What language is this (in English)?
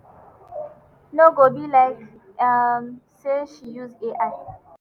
Nigerian Pidgin